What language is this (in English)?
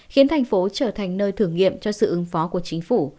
Vietnamese